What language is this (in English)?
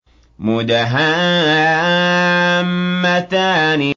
Arabic